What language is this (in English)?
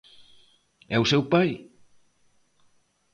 Galician